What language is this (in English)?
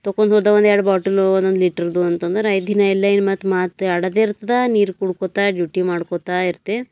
Kannada